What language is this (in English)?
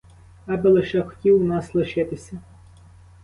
Ukrainian